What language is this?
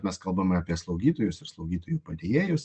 Lithuanian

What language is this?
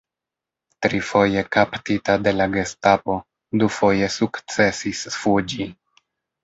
Esperanto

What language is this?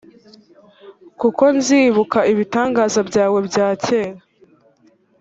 Kinyarwanda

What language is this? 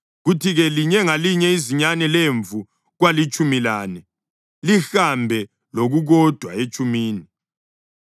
North Ndebele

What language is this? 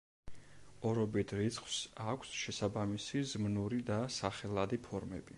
Georgian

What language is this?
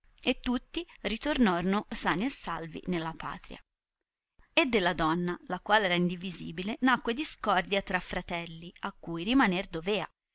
Italian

